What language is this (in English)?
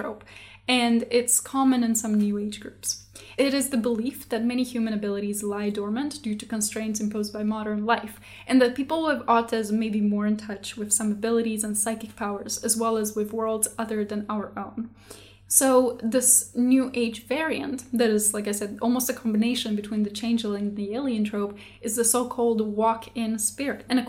English